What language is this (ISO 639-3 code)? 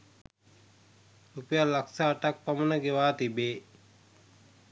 sin